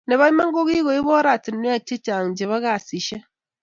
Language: Kalenjin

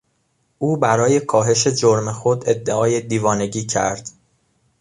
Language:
Persian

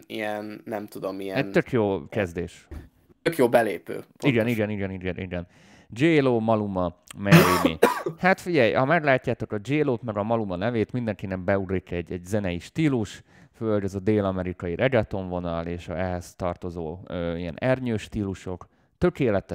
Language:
Hungarian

